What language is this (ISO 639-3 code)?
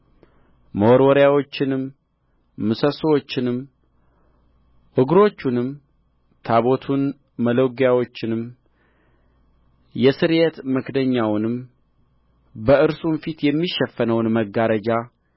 amh